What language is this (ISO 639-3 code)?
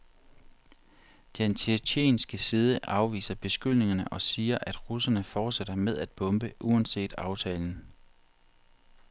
dan